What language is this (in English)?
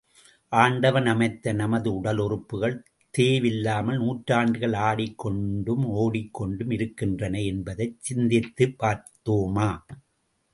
Tamil